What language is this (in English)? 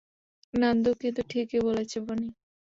Bangla